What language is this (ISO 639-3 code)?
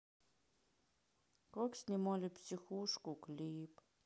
rus